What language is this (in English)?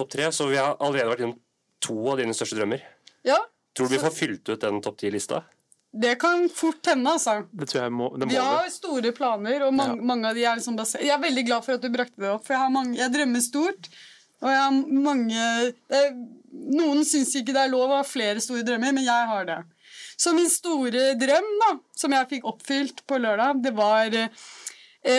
Danish